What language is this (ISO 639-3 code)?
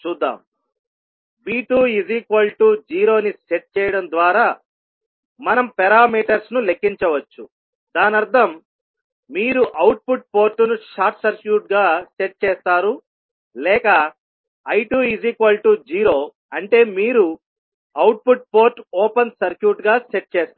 tel